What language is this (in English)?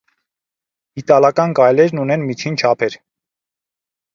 Armenian